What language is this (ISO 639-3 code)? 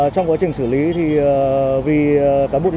vie